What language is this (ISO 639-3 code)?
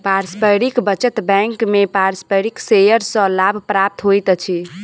mai